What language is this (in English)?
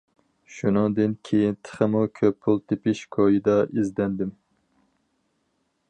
Uyghur